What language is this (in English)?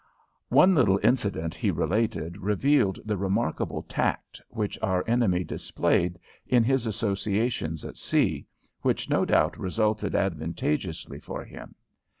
English